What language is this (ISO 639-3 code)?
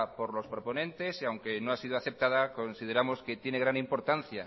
spa